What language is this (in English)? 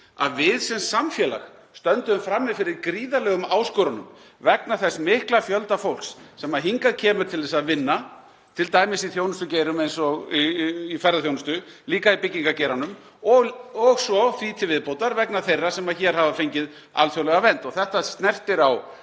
Icelandic